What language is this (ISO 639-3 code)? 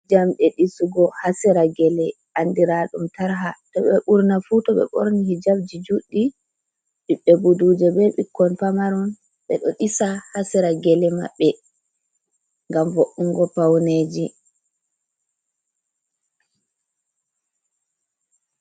ful